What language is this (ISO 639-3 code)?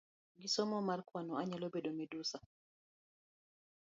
luo